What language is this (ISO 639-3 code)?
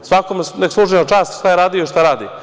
srp